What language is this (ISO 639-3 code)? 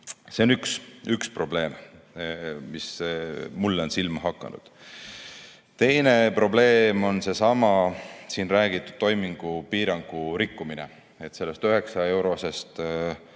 est